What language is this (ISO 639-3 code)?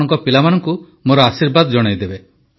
ori